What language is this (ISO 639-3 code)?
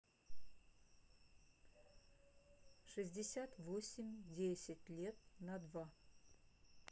rus